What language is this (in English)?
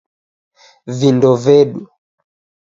Taita